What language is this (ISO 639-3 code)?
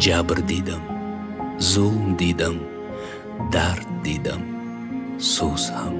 fas